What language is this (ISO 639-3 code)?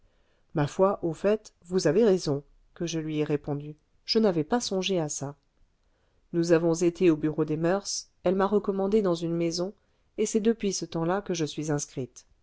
fra